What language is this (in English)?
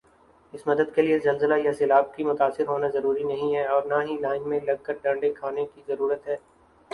Urdu